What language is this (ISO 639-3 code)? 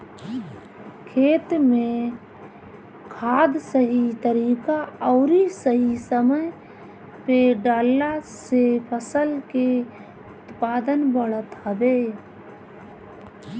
bho